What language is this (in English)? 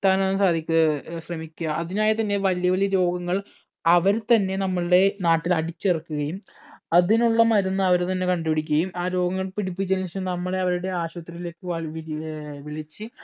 Malayalam